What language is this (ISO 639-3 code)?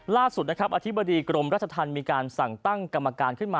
tha